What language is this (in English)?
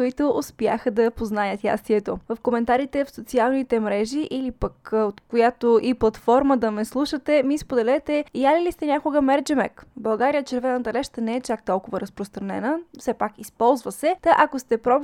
Bulgarian